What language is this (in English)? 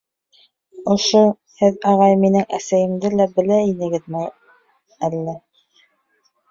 Bashkir